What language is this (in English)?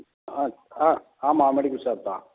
Tamil